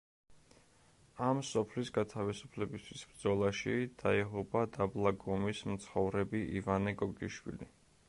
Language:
Georgian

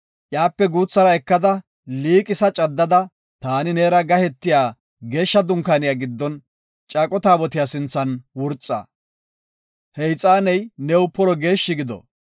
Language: Gofa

